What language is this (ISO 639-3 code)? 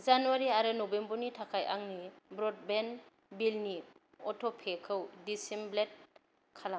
brx